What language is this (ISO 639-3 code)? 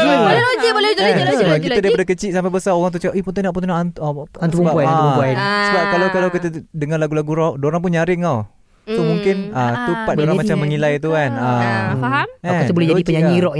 msa